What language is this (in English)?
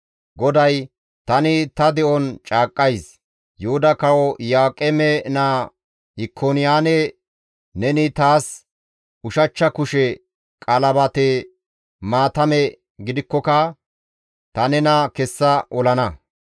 Gamo